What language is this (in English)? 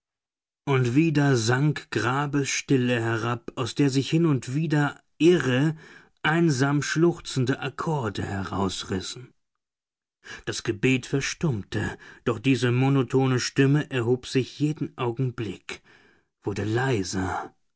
German